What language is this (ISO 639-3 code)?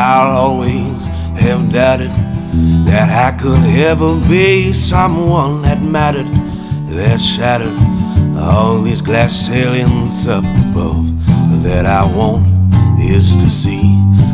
eng